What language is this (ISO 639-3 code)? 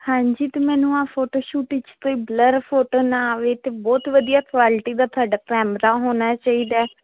pan